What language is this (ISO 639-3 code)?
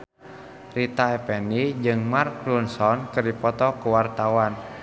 sun